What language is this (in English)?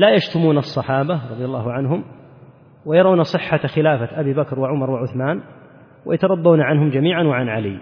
Arabic